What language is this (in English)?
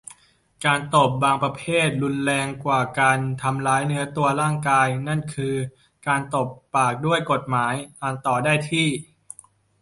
Thai